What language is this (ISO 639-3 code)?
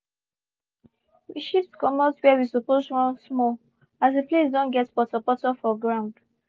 pcm